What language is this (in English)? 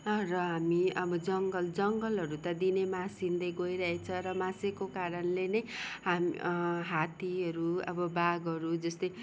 Nepali